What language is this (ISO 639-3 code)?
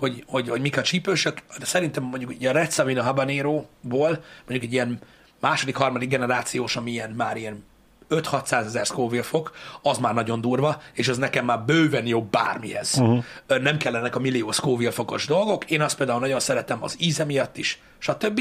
hun